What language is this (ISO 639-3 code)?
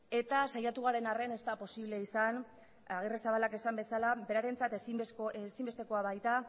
eus